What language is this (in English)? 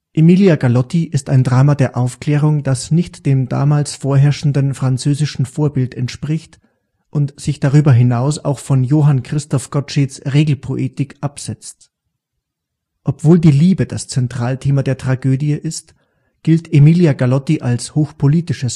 German